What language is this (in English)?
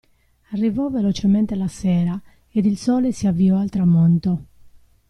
Italian